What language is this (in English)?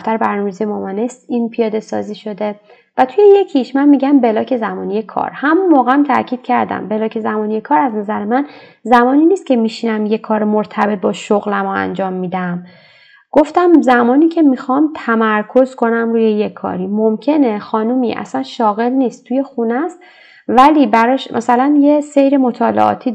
Persian